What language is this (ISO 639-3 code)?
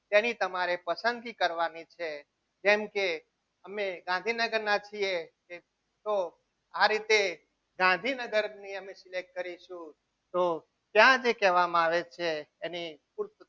guj